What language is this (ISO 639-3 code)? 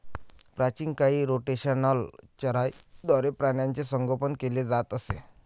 mar